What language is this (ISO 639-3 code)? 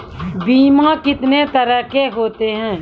mai